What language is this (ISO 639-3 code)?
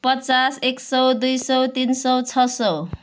nep